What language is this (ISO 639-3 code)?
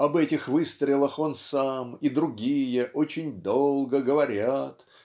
rus